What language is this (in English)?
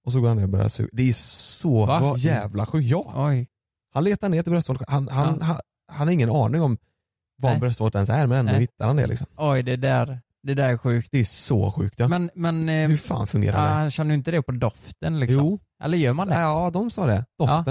Swedish